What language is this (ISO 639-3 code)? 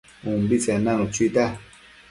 mcf